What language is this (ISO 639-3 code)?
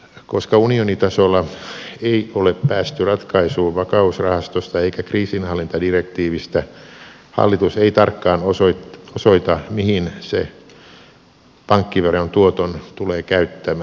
fin